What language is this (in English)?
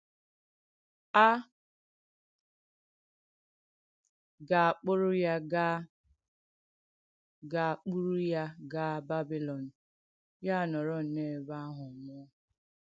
Igbo